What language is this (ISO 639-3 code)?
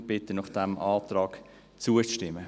gsw